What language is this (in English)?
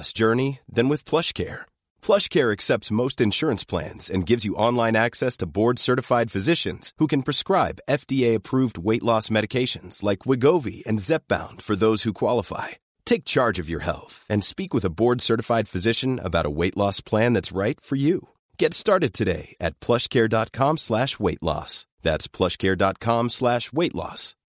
Swedish